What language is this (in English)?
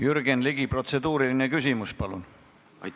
Estonian